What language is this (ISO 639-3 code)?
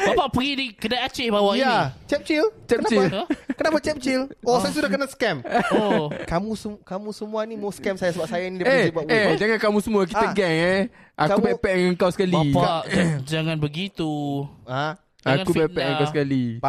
msa